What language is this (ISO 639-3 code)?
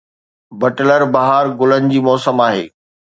snd